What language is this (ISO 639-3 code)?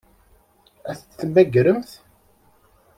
kab